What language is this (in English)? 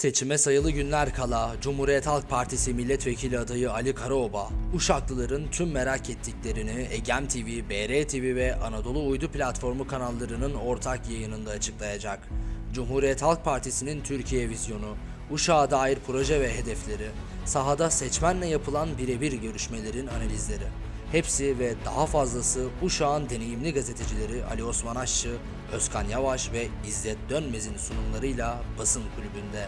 Turkish